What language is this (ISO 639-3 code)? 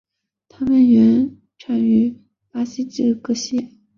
zho